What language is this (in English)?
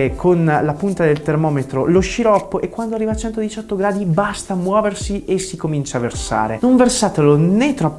Italian